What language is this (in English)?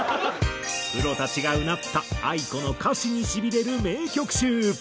Japanese